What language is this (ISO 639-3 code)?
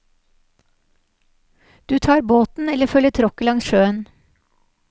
nor